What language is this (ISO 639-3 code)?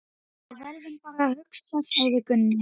isl